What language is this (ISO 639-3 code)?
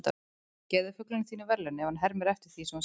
isl